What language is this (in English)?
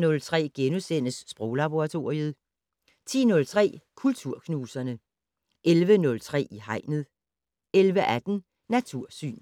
Danish